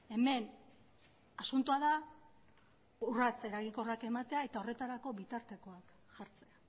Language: Basque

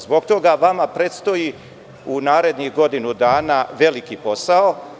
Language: Serbian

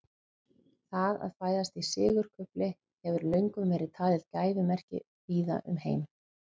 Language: Icelandic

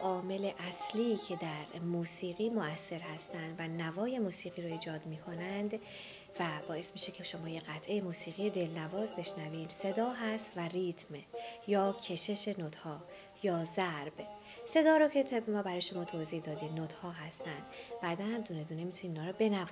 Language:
Persian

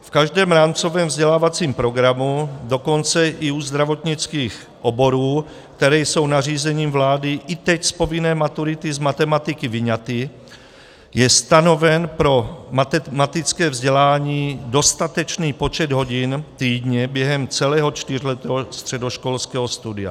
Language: Czech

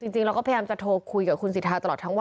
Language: Thai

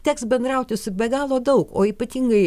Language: Lithuanian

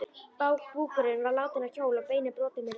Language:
Icelandic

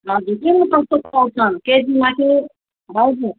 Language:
Nepali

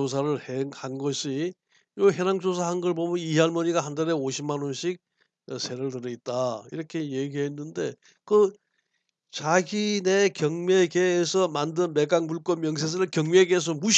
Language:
Korean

